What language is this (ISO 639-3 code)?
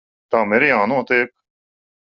lav